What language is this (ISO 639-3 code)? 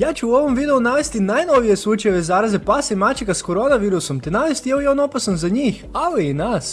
hrv